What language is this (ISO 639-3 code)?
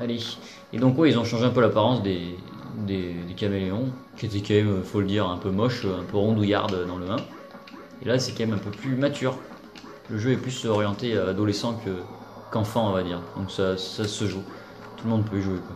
fra